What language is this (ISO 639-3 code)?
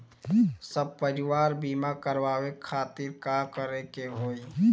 bho